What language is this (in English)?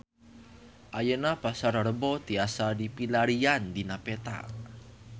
Sundanese